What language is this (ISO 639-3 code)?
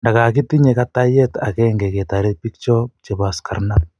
kln